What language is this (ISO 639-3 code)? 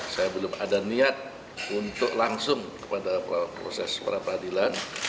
ind